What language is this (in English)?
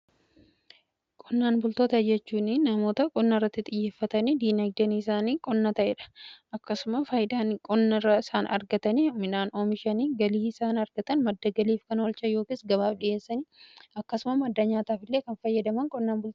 Oromo